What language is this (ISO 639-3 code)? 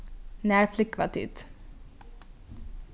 fao